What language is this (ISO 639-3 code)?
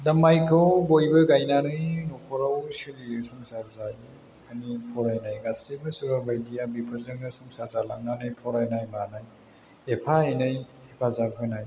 brx